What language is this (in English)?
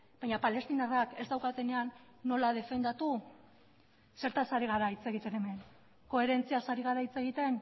Basque